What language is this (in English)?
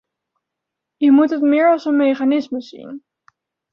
Dutch